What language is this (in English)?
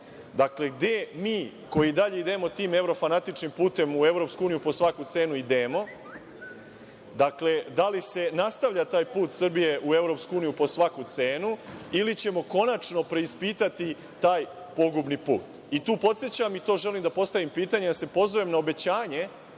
Serbian